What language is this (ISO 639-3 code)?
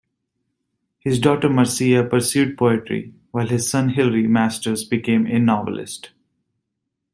eng